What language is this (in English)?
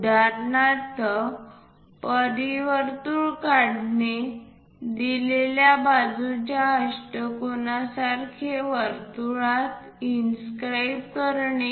Marathi